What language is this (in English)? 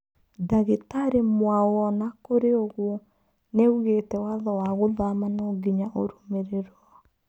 Kikuyu